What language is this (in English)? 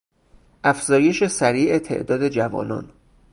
Persian